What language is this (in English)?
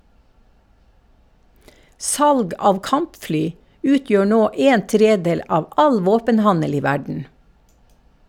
Norwegian